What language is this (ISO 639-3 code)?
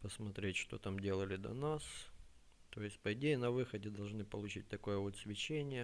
rus